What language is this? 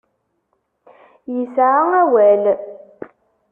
Kabyle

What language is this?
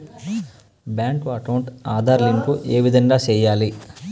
Telugu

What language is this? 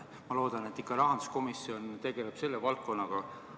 Estonian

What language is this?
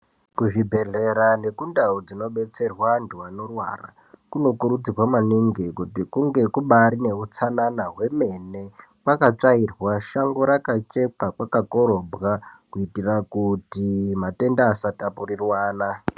Ndau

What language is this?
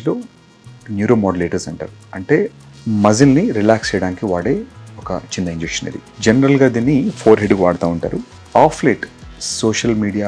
Telugu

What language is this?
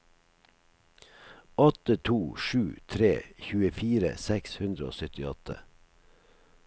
Norwegian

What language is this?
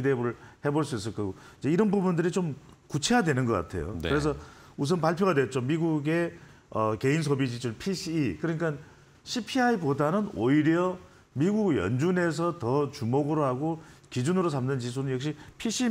Korean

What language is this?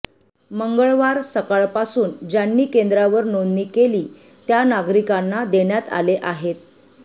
Marathi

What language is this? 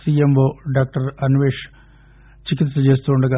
Telugu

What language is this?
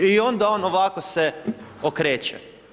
Croatian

